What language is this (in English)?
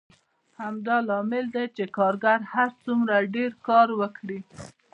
Pashto